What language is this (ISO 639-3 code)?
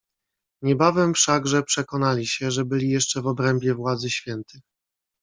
pol